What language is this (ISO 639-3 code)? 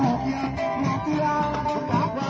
tha